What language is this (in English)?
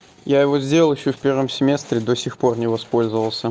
Russian